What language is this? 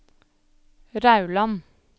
Norwegian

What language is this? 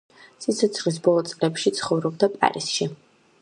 Georgian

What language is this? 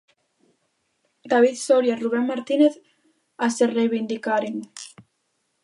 Galician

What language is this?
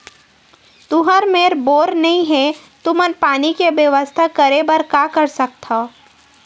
Chhattisgarhi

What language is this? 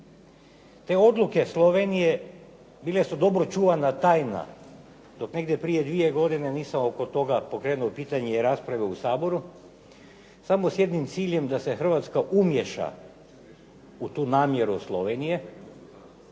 Croatian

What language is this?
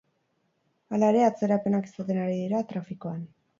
Basque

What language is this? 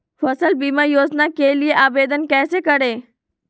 Magahi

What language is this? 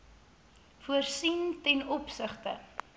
Afrikaans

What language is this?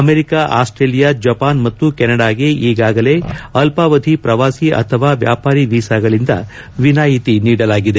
Kannada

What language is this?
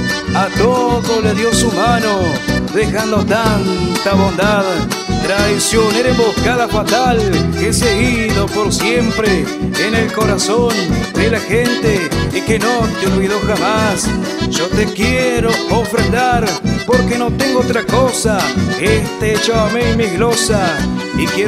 Spanish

